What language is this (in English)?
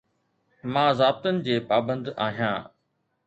Sindhi